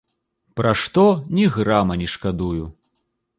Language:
Belarusian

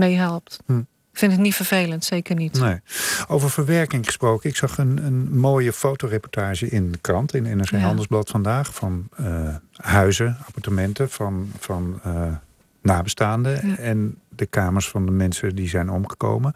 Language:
Dutch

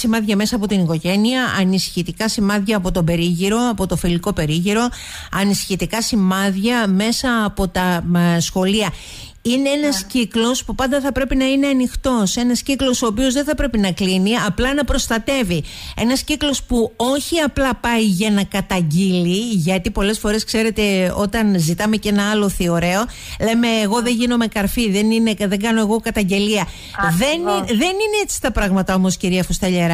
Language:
Greek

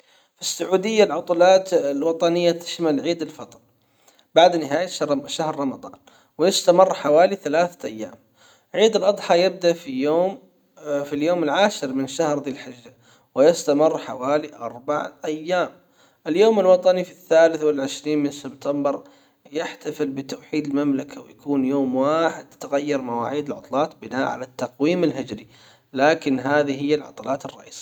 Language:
Hijazi Arabic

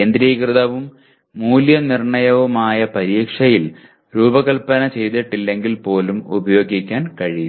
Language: Malayalam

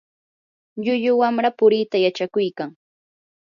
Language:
Yanahuanca Pasco Quechua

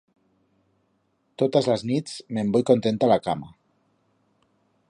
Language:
Aragonese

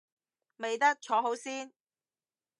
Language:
Cantonese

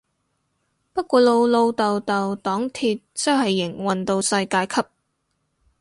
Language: Cantonese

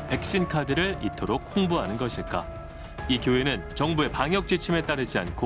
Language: Korean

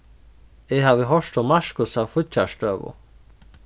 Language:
Faroese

